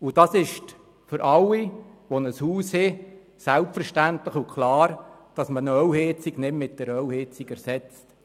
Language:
Swiss German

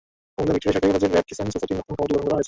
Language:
Bangla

